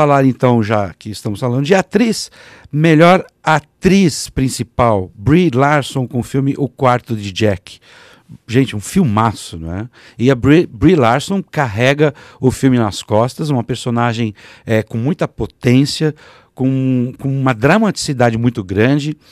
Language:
Portuguese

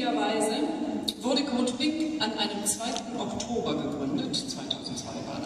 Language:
German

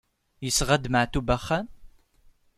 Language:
Kabyle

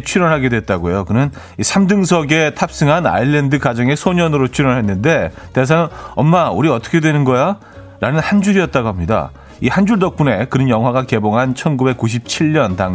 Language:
Korean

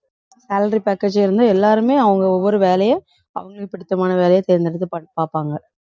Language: Tamil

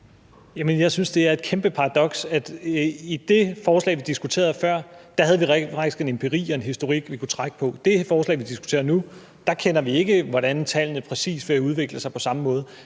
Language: Danish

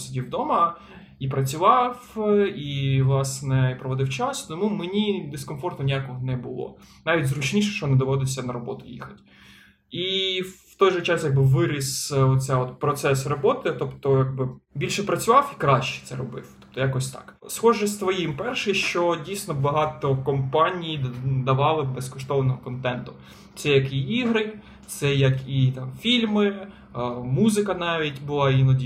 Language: Ukrainian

